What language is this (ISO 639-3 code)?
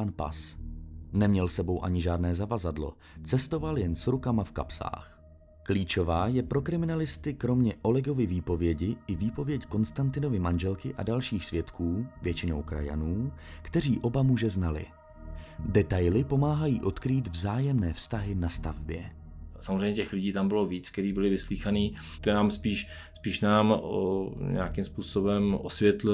ces